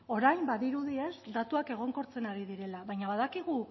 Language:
Basque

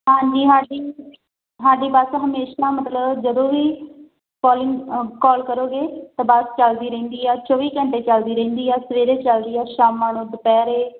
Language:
Punjabi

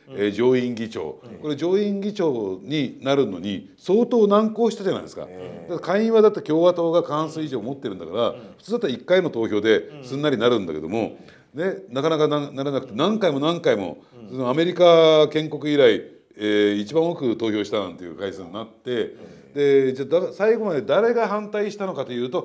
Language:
Japanese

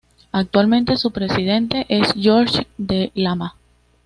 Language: Spanish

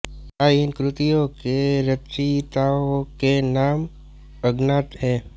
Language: Hindi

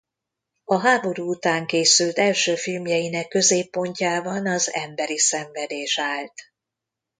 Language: Hungarian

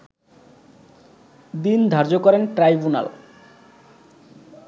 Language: Bangla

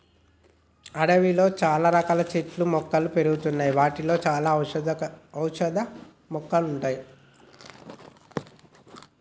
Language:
Telugu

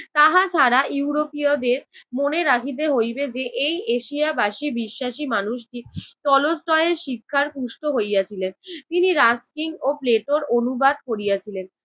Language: Bangla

